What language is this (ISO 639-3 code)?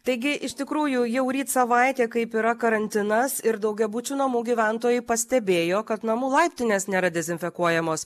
lit